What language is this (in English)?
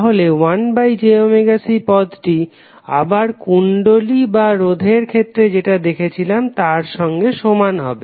Bangla